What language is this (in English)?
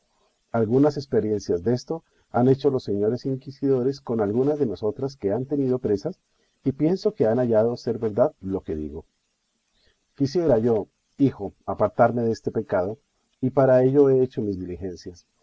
Spanish